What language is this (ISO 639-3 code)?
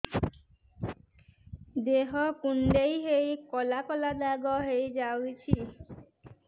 ori